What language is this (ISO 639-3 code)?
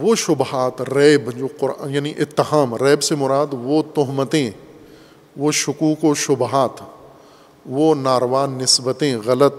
urd